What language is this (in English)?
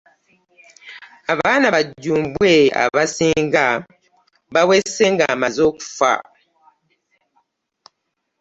Ganda